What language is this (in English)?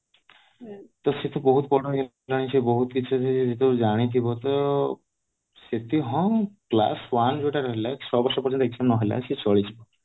Odia